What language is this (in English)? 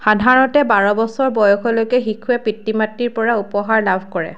Assamese